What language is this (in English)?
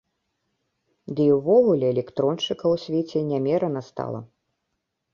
Belarusian